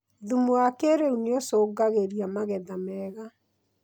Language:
Kikuyu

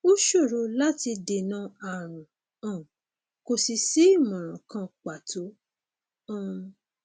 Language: Yoruba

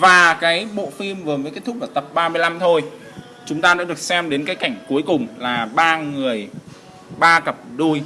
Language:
Vietnamese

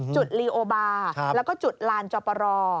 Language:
Thai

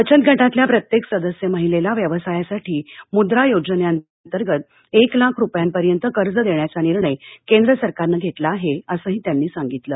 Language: Marathi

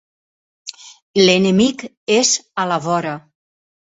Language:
Catalan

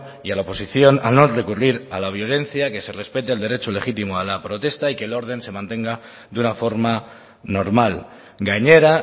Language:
Spanish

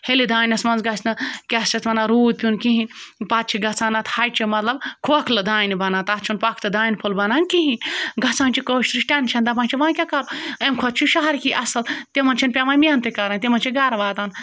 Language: Kashmiri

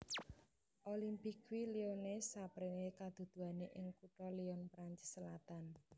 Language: Javanese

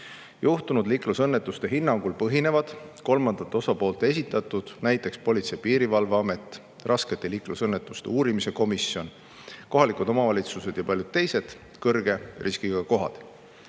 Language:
Estonian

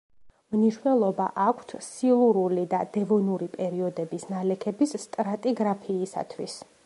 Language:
Georgian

